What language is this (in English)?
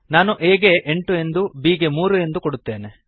Kannada